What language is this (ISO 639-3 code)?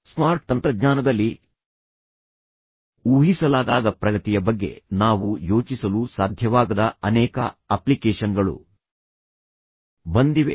kan